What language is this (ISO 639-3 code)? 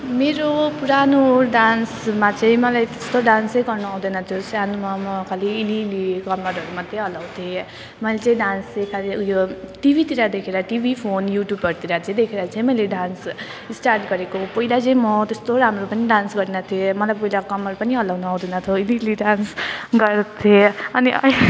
nep